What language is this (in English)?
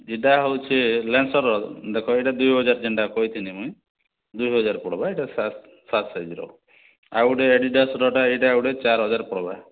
Odia